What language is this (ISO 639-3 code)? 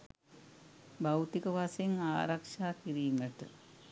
sin